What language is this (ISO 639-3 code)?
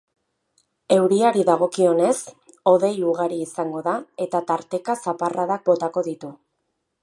eus